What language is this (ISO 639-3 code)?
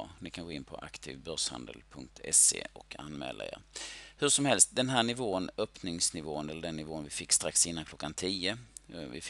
swe